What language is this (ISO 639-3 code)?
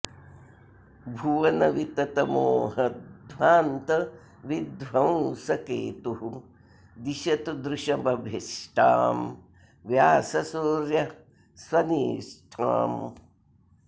san